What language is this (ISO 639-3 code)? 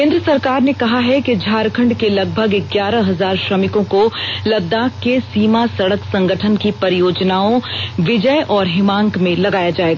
hin